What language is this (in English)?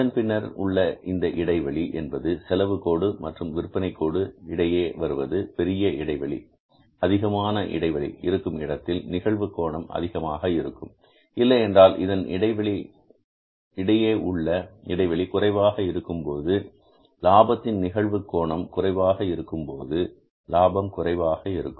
Tamil